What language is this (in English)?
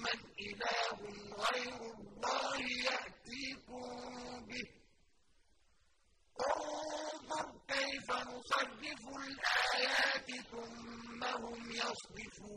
Arabic